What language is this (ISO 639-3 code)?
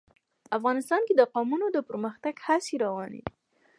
pus